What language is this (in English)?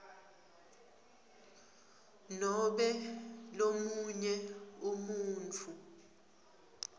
Swati